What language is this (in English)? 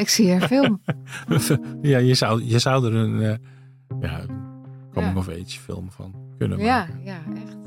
Dutch